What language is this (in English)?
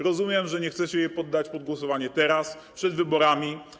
Polish